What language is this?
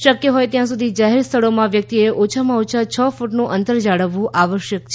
Gujarati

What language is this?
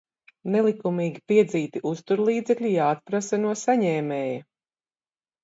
Latvian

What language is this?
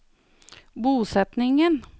Norwegian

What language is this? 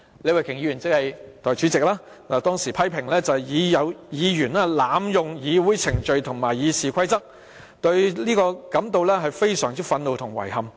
Cantonese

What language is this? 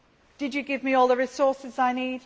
English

